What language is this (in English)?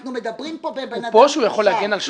Hebrew